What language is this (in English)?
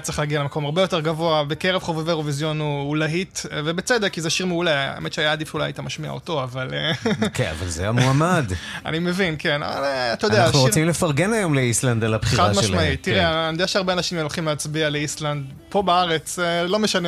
Hebrew